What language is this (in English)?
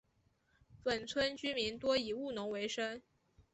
Chinese